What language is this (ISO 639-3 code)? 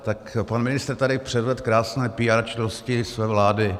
ces